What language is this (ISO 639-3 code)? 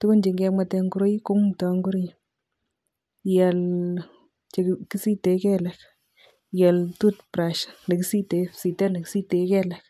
kln